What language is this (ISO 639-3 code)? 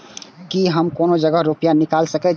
mai